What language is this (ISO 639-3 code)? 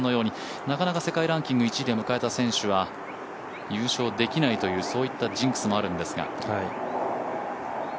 jpn